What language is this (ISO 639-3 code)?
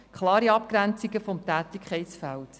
gsw